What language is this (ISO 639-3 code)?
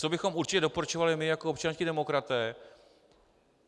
ces